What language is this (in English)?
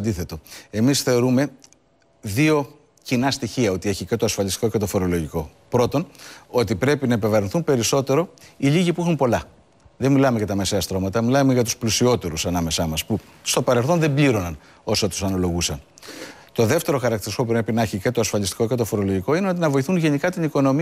Greek